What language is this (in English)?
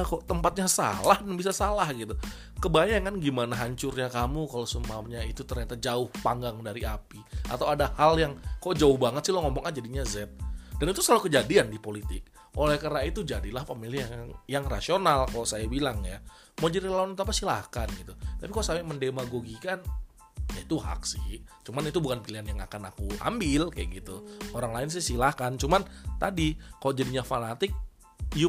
Indonesian